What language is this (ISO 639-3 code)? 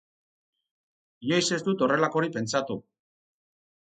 eus